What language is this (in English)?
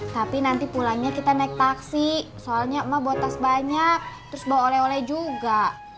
Indonesian